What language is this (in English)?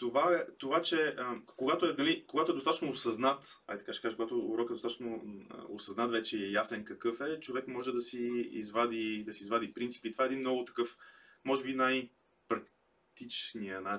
Bulgarian